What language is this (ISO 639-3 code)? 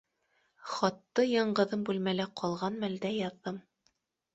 bak